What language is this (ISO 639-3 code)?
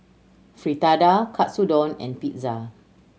eng